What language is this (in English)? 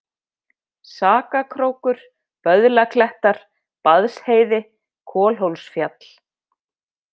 Icelandic